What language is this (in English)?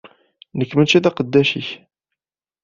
Kabyle